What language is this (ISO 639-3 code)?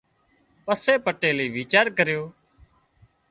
kxp